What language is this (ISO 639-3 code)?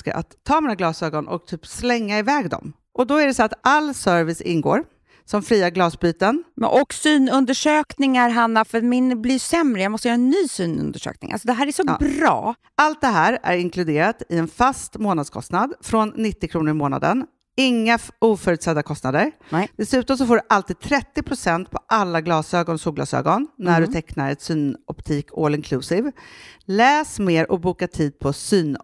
swe